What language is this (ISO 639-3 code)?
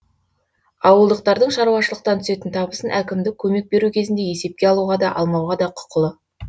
kaz